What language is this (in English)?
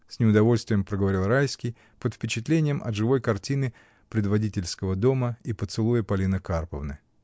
Russian